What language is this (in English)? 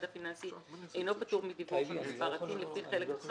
Hebrew